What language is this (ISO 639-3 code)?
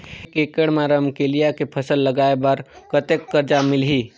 hne